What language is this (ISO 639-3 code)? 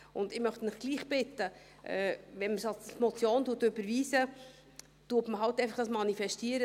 gsw